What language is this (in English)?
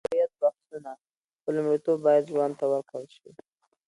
Pashto